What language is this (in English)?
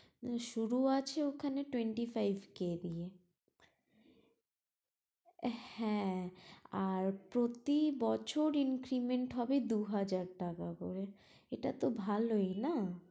Bangla